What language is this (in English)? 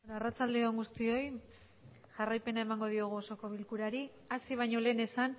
Basque